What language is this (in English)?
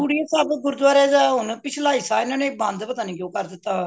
Punjabi